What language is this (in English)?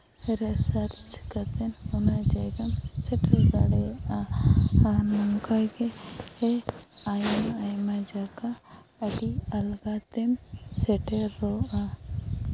Santali